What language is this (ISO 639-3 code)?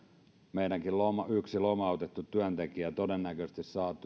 fin